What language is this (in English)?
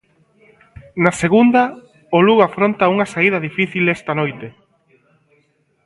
Galician